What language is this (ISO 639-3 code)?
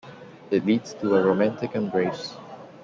eng